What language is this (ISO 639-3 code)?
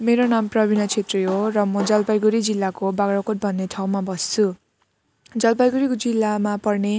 nep